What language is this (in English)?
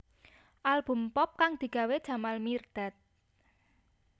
Javanese